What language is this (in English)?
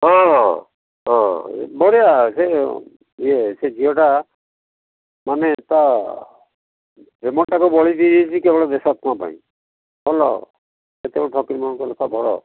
Odia